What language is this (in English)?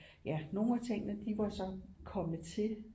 Danish